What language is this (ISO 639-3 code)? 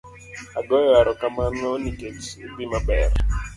luo